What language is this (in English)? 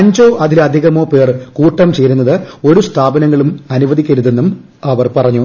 Malayalam